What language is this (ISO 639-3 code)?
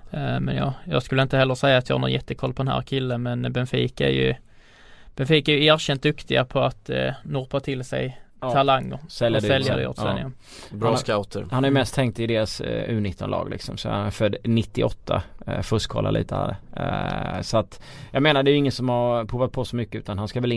swe